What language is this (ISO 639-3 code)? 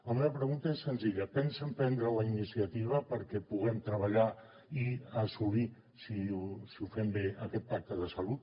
cat